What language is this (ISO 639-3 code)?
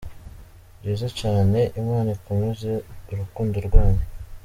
kin